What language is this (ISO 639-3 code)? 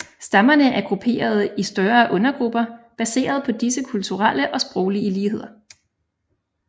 dan